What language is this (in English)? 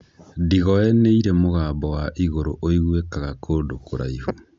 Kikuyu